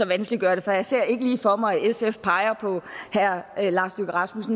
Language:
Danish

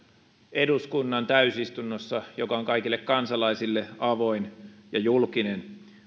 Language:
Finnish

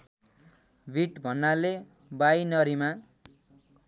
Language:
Nepali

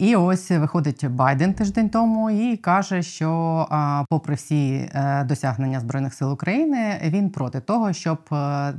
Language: Ukrainian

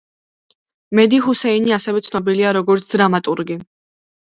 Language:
Georgian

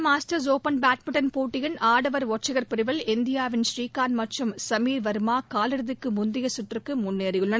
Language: Tamil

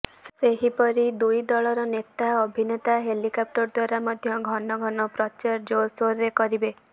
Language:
Odia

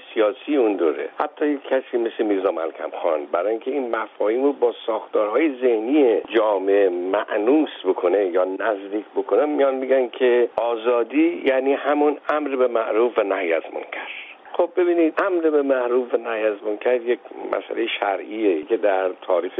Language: Persian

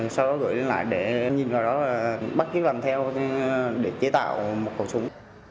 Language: Vietnamese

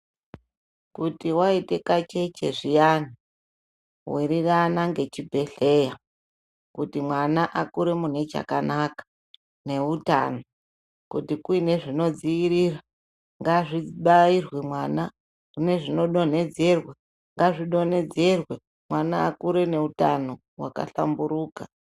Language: Ndau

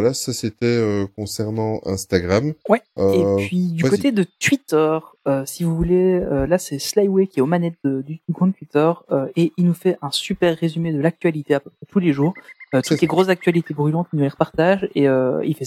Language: French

